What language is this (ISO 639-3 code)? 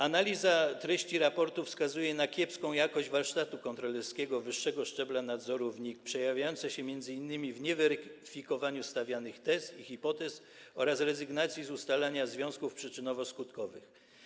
pol